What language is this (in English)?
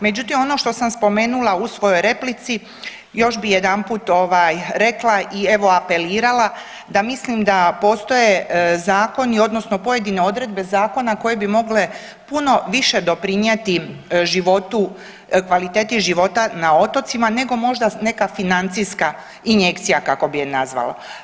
Croatian